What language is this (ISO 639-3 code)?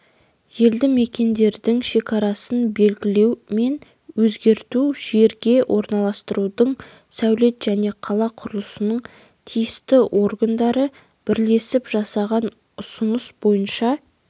kaz